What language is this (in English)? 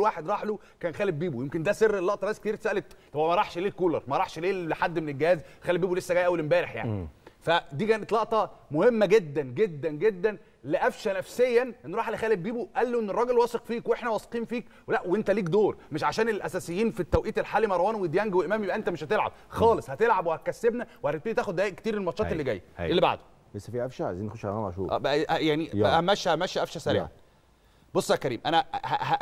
Arabic